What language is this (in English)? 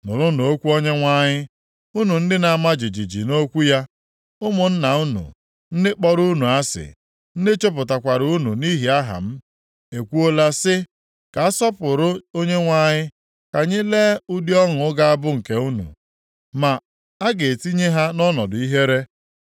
Igbo